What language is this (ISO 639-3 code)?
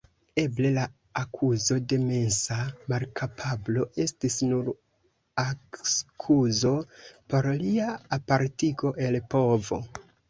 epo